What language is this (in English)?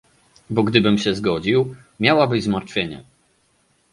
Polish